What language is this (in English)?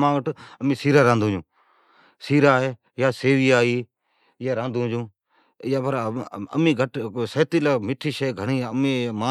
Od